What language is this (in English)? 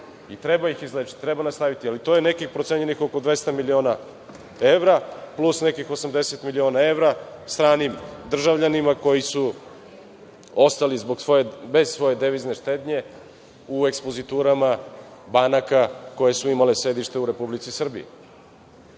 Serbian